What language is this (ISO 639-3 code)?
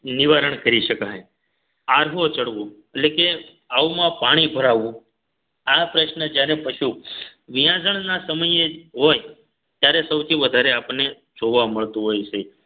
guj